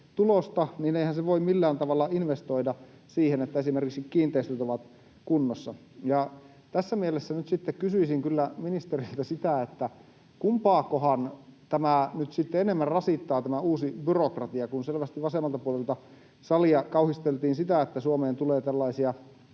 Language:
Finnish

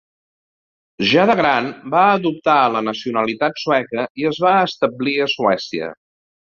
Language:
Catalan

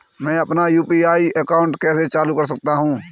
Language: Hindi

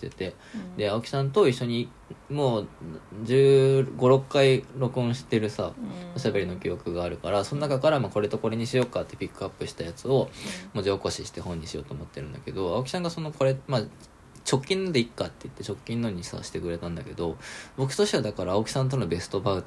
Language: Japanese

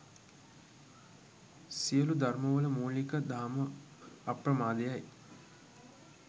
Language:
Sinhala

